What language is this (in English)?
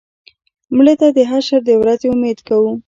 Pashto